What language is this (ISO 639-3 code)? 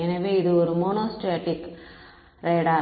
tam